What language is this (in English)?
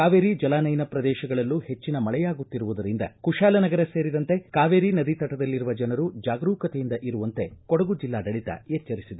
Kannada